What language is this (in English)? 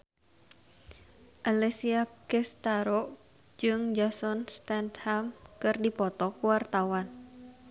Sundanese